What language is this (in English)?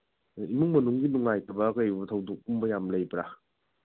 Manipuri